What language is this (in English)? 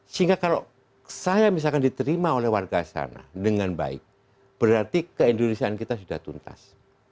Indonesian